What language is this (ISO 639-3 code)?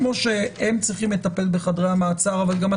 heb